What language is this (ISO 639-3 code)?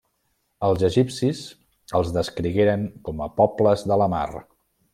cat